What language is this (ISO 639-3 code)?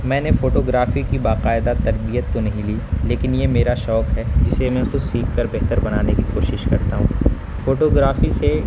urd